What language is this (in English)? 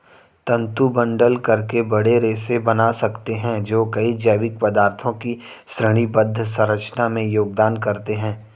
Hindi